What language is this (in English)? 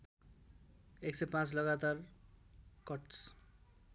Nepali